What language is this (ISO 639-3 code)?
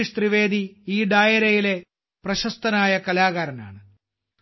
mal